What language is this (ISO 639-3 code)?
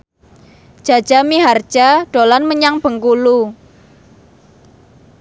jav